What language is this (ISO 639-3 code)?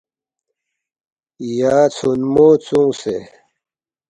bft